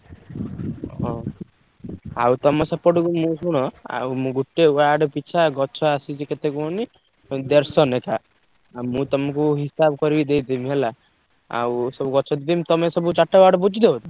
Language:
Odia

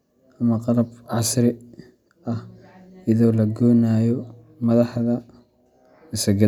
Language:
Somali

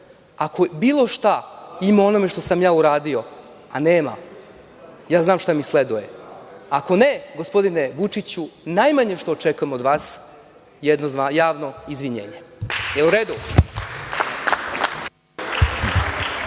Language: Serbian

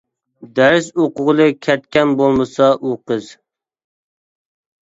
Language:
Uyghur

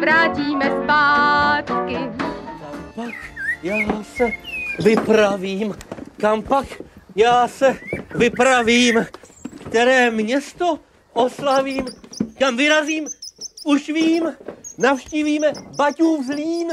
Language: Czech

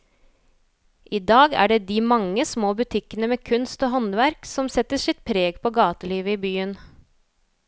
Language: Norwegian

